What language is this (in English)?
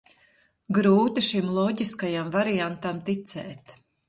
Latvian